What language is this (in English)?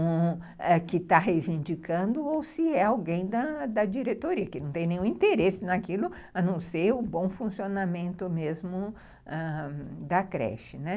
Portuguese